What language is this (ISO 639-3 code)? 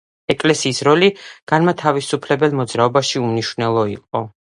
kat